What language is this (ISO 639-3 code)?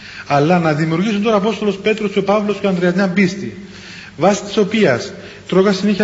ell